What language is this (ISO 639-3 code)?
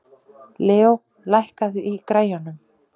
isl